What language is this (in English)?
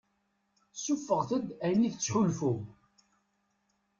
Kabyle